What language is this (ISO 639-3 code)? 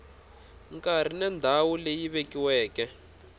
tso